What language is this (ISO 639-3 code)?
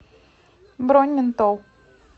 rus